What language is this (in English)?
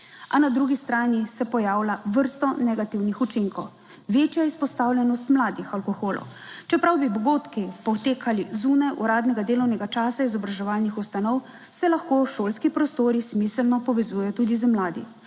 Slovenian